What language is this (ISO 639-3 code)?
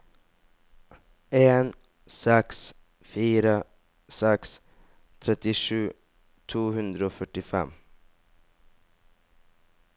nor